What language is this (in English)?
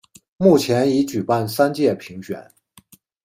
Chinese